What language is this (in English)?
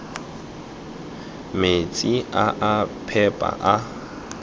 Tswana